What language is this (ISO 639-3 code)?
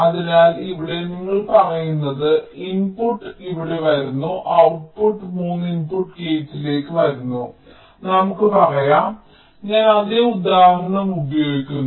mal